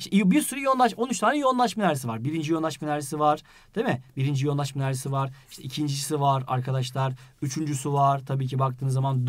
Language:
Turkish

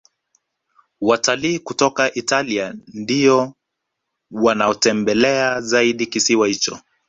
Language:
Swahili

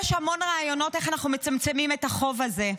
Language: Hebrew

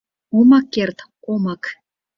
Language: Mari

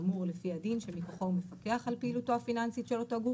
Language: Hebrew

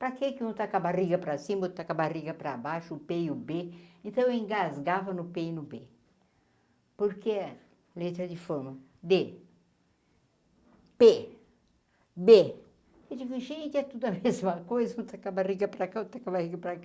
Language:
Portuguese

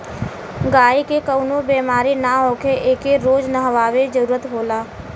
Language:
Bhojpuri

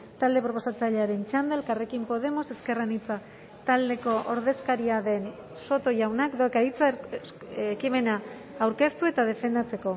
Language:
Basque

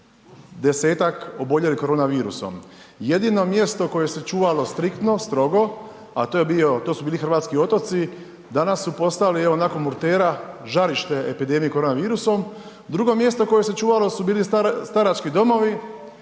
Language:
Croatian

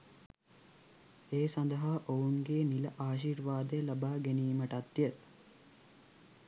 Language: Sinhala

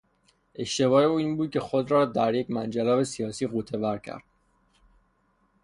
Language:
Persian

